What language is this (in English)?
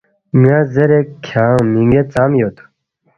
Balti